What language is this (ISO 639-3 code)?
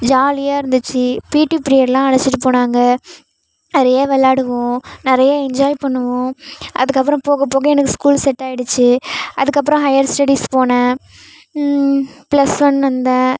tam